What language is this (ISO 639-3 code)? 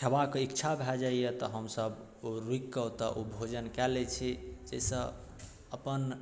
mai